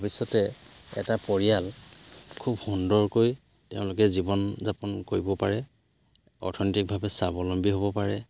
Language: Assamese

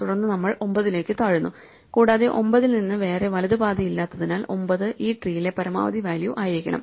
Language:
Malayalam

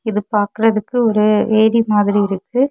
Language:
Tamil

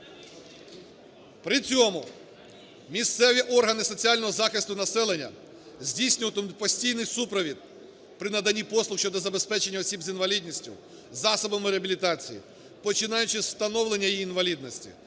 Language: Ukrainian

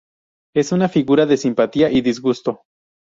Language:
Spanish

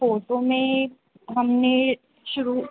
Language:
Hindi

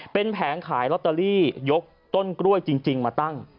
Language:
Thai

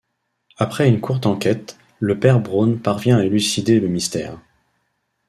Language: French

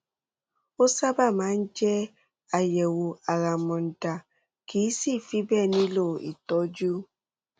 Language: Yoruba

